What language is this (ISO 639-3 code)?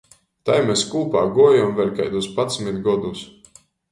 ltg